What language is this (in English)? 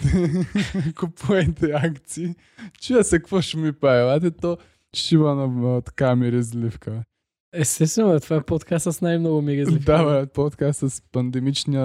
Bulgarian